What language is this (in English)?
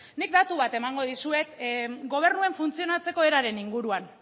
Basque